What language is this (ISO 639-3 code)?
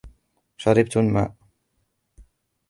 ara